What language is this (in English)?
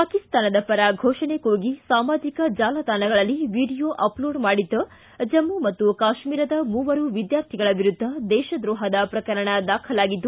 Kannada